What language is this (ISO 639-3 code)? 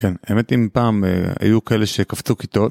heb